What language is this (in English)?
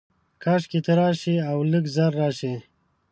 Pashto